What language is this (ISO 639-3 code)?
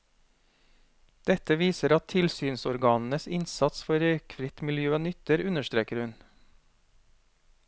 nor